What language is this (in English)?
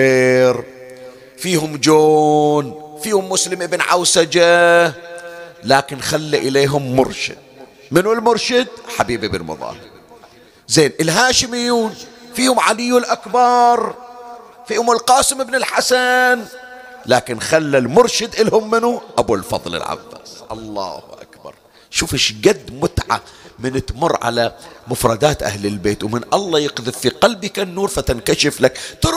Arabic